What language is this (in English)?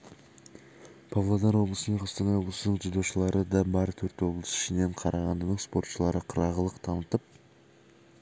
Kazakh